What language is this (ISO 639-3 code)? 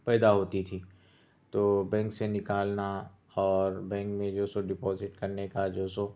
urd